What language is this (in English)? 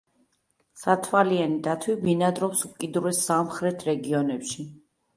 Georgian